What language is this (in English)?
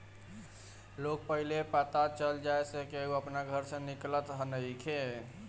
Bhojpuri